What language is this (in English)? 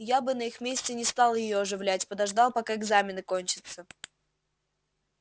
Russian